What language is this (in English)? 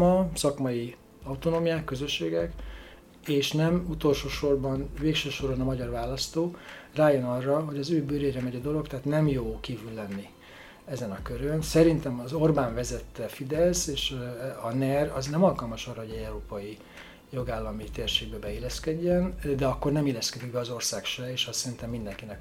Hungarian